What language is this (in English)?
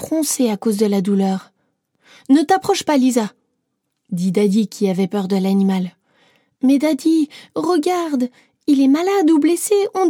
French